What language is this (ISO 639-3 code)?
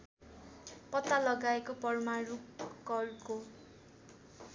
nep